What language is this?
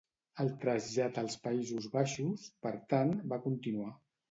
Catalan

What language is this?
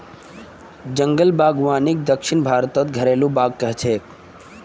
Magahi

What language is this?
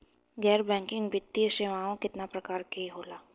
Bhojpuri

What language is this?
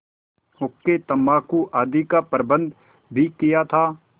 Hindi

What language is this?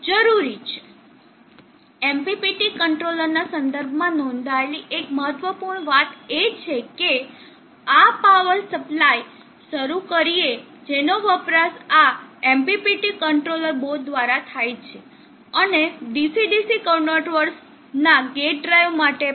Gujarati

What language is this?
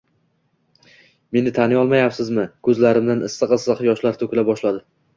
Uzbek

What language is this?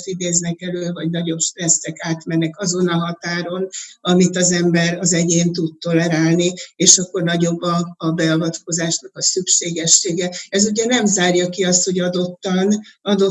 Hungarian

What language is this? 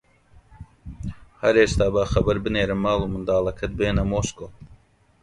Central Kurdish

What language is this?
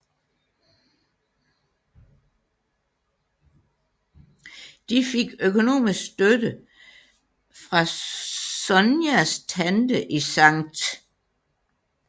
Danish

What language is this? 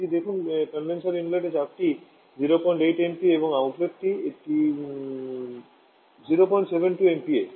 Bangla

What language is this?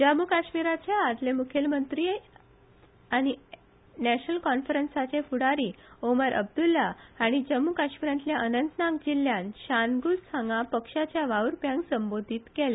Konkani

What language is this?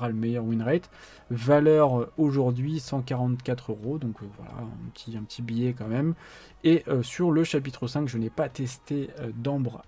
French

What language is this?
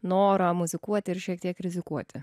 Lithuanian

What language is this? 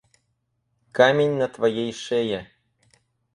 Russian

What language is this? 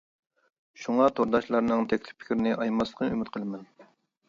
Uyghur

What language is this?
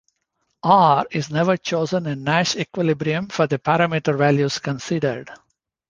English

